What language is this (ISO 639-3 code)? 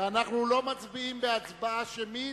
heb